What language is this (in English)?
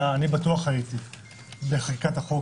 Hebrew